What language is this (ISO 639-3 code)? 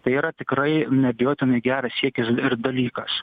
lit